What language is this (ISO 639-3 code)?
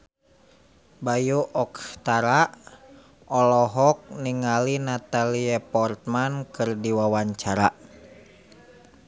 sun